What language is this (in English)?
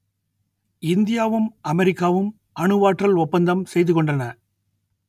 Tamil